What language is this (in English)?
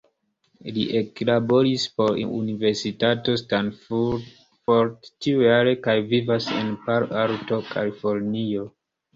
Esperanto